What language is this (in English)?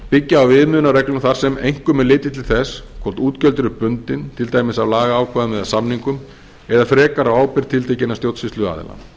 Icelandic